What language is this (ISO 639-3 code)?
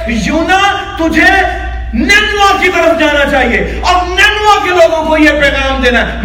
urd